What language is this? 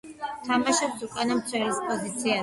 Georgian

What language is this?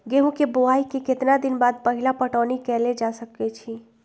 Magahi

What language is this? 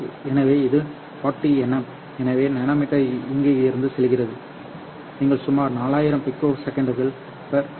Tamil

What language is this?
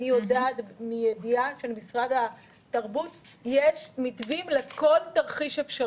Hebrew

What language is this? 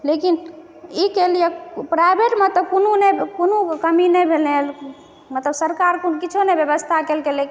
Maithili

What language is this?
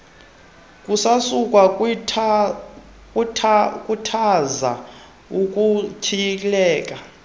Xhosa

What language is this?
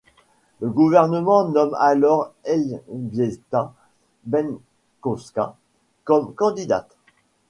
French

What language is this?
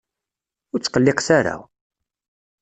Kabyle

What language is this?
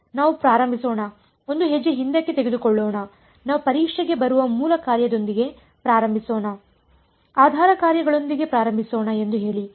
Kannada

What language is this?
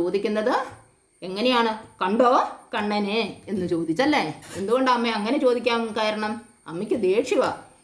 Hindi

